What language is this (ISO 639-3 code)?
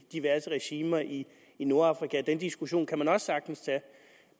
dan